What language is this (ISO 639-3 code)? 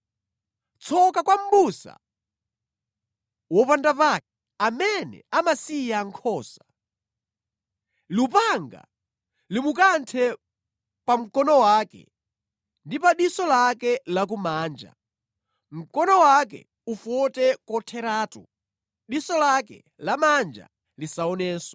nya